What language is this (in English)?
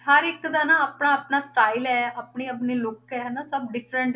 Punjabi